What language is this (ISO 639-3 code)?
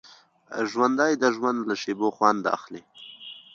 pus